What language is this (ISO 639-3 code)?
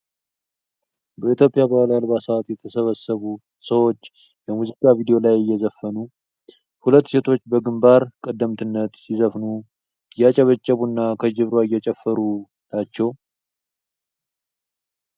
amh